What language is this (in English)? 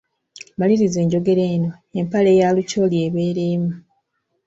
Ganda